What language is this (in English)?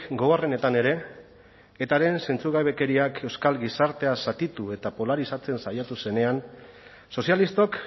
Basque